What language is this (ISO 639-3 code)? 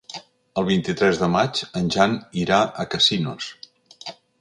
cat